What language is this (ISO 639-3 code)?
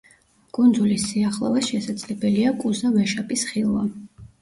kat